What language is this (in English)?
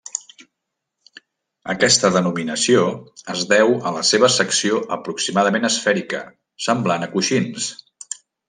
Catalan